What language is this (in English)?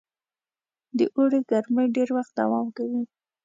Pashto